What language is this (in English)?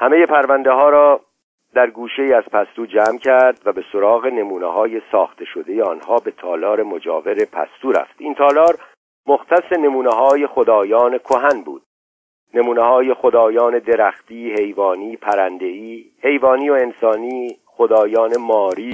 Persian